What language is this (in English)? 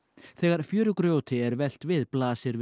Icelandic